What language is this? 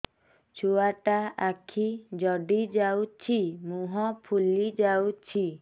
Odia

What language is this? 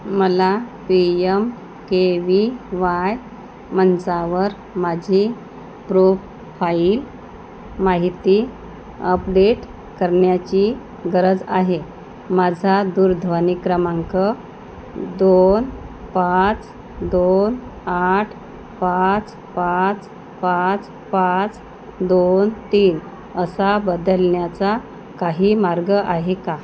Marathi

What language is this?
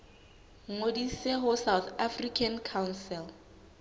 Southern Sotho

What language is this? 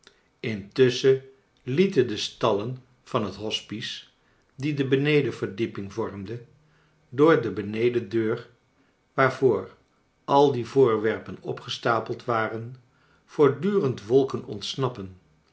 Dutch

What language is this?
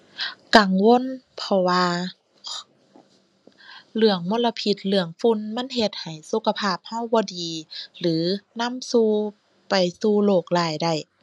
Thai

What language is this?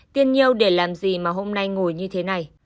Vietnamese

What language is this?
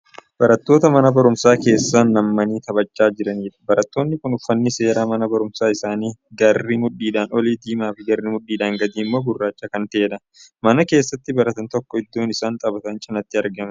Oromo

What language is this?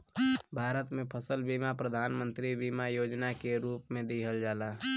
Bhojpuri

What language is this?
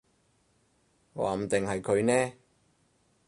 Cantonese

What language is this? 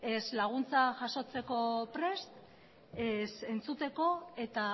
Basque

